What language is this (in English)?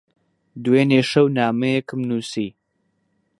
Central Kurdish